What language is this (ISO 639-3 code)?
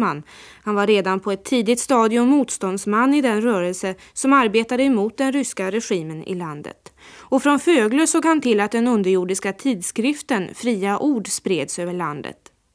swe